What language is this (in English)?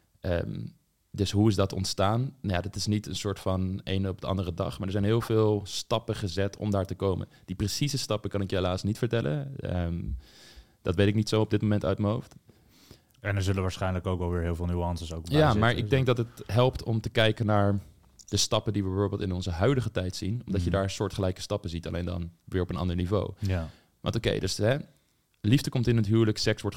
Dutch